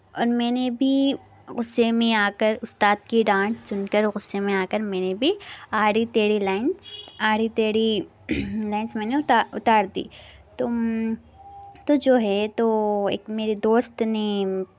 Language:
Urdu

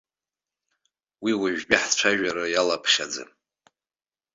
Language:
Abkhazian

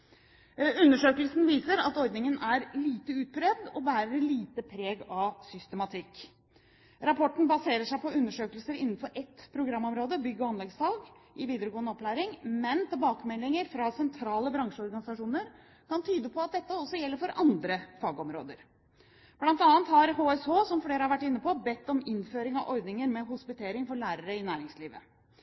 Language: Norwegian Bokmål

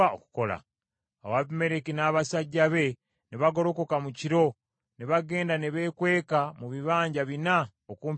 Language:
Ganda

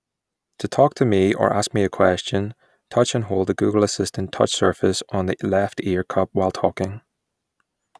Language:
English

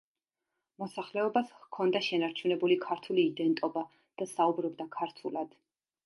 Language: Georgian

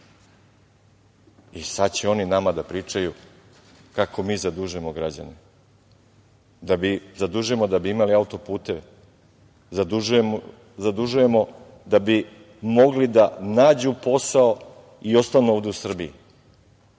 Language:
Serbian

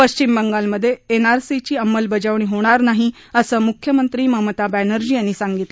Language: Marathi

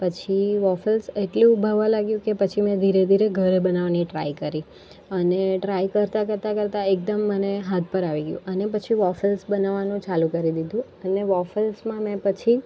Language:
Gujarati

